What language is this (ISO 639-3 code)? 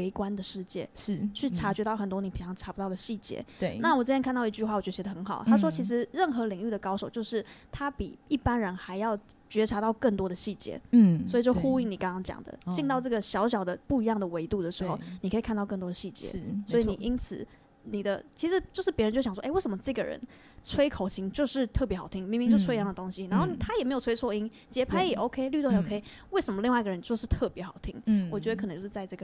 zho